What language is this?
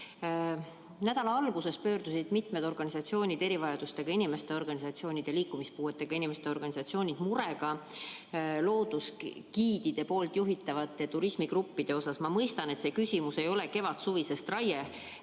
Estonian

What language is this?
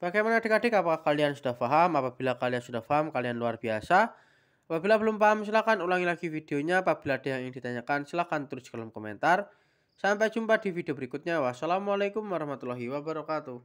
Indonesian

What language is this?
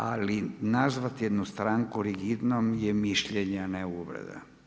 Croatian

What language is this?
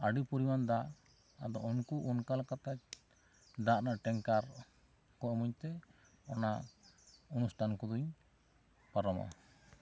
Santali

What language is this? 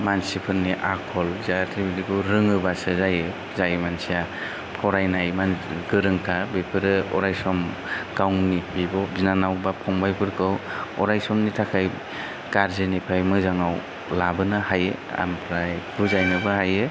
Bodo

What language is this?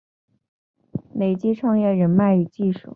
Chinese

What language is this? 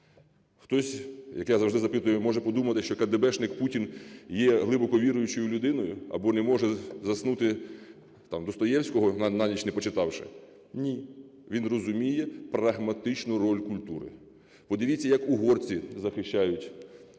Ukrainian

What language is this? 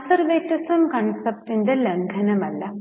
Malayalam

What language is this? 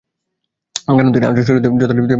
Bangla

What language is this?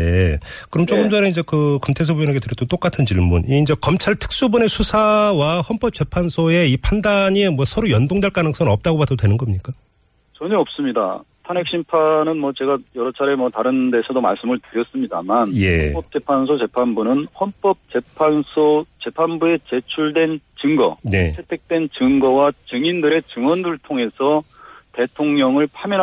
Korean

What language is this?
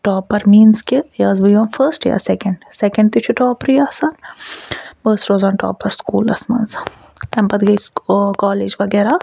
Kashmiri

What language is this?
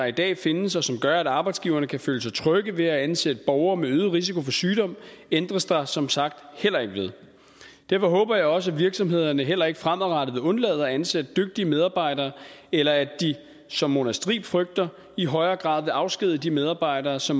Danish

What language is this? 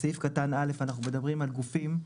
Hebrew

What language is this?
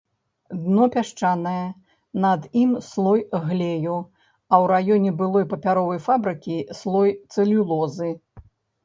Belarusian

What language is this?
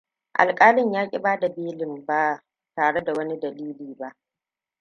Hausa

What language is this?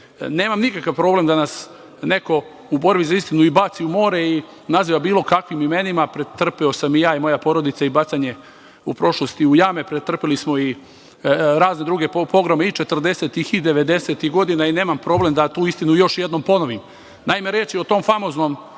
Serbian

